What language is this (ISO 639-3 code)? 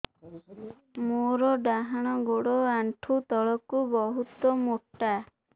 ori